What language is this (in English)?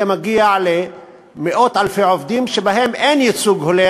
Hebrew